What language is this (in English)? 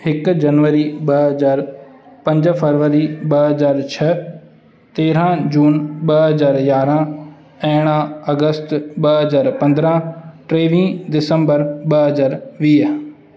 Sindhi